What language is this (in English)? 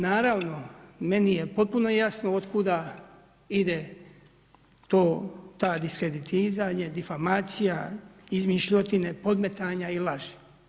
Croatian